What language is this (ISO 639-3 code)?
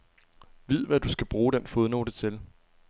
dan